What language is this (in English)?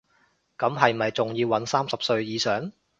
Cantonese